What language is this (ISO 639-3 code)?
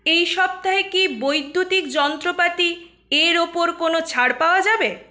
ben